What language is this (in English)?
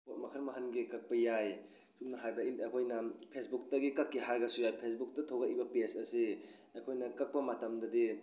Manipuri